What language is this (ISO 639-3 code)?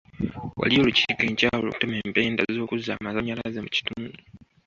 lug